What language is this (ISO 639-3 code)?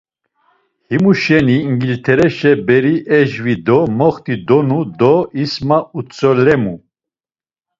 lzz